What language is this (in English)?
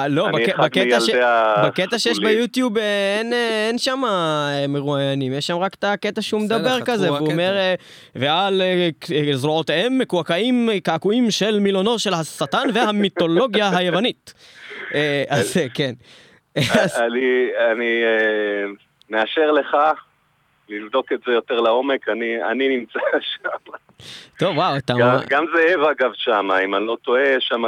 Hebrew